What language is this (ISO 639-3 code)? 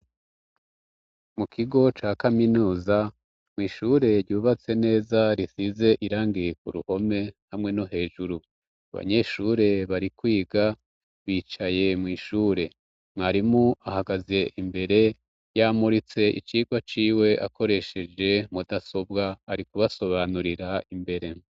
run